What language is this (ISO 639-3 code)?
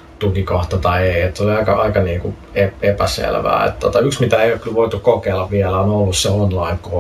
fin